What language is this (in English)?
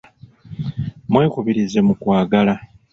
Ganda